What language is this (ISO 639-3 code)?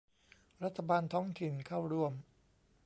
tha